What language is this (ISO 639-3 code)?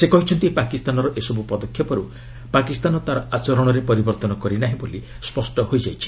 ori